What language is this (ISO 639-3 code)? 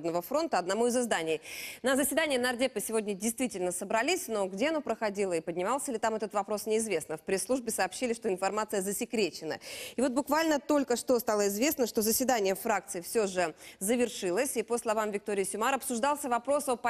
rus